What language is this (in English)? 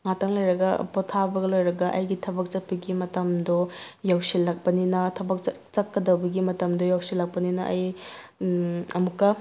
Manipuri